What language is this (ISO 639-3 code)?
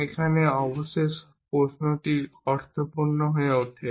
ben